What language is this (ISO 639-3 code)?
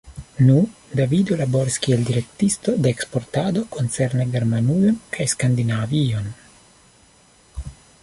epo